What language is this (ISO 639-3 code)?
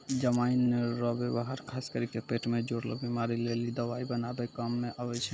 mai